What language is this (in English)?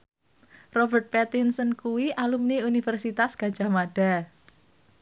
Javanese